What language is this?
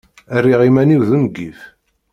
Kabyle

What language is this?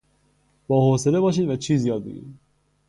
Persian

